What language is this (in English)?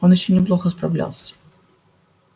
Russian